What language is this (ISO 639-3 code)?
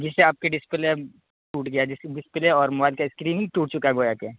urd